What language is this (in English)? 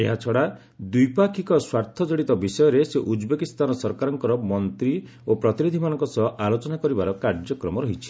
Odia